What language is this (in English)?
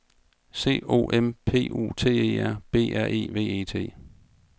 Danish